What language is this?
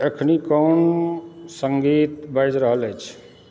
Maithili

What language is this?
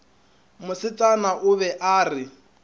Northern Sotho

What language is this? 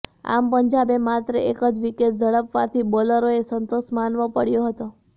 Gujarati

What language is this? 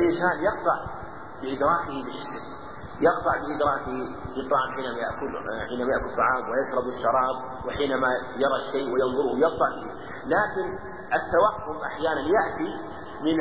Arabic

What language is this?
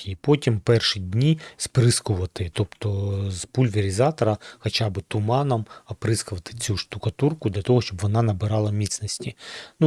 Ukrainian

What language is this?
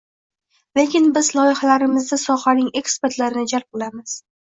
Uzbek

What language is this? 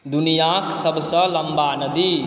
Maithili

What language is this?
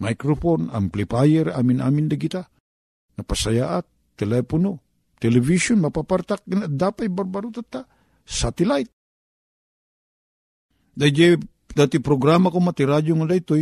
Filipino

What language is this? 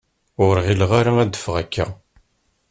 Kabyle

